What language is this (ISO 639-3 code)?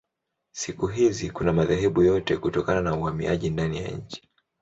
swa